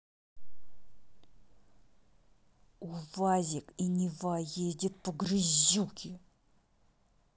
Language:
Russian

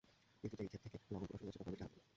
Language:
Bangla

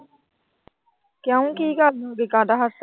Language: Punjabi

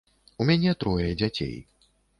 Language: Belarusian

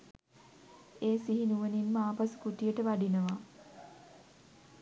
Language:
Sinhala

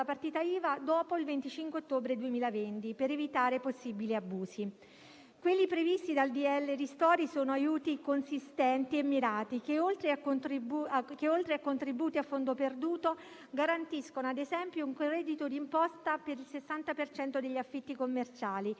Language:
Italian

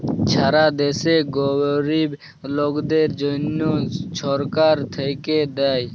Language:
Bangla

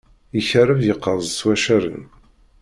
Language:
Kabyle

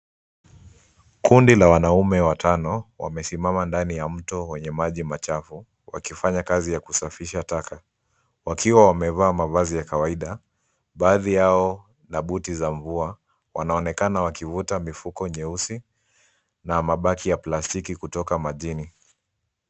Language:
Swahili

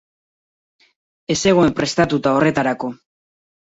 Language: Basque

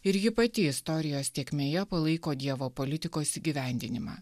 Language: Lithuanian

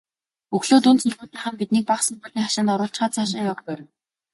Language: Mongolian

